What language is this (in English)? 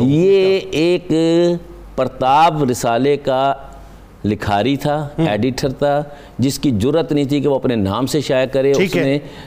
Urdu